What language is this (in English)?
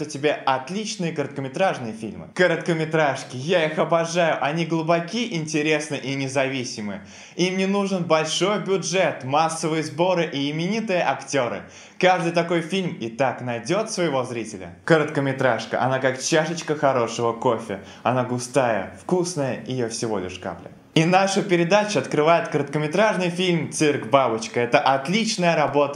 Russian